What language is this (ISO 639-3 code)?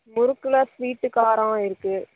tam